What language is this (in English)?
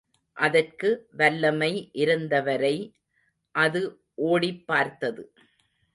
Tamil